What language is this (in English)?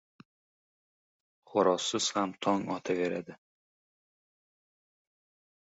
Uzbek